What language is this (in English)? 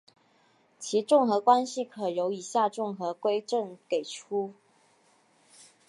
Chinese